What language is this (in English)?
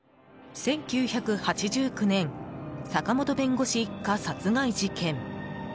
Japanese